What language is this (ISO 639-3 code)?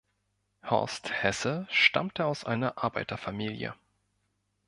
deu